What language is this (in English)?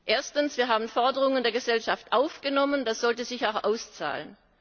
German